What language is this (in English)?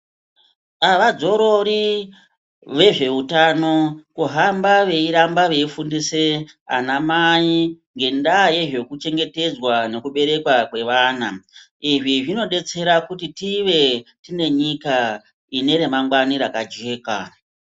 Ndau